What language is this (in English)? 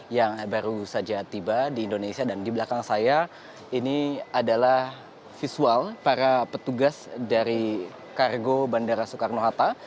Indonesian